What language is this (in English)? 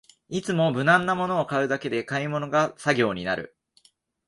Japanese